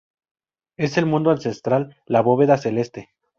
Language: Spanish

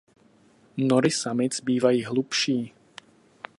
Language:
Czech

